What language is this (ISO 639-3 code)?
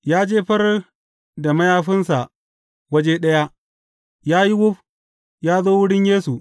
hau